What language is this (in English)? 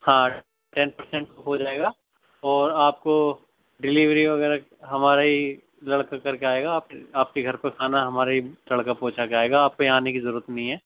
Urdu